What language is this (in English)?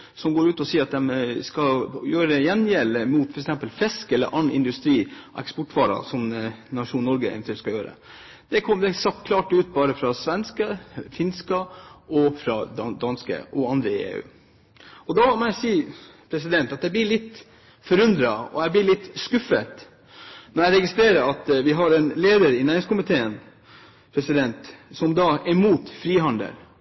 Norwegian Bokmål